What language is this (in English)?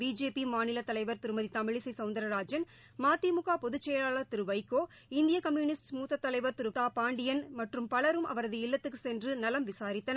Tamil